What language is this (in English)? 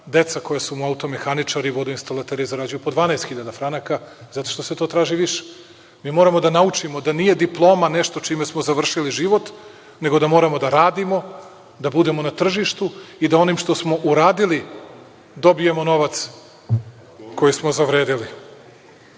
Serbian